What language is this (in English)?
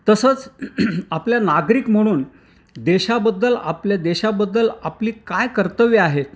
Marathi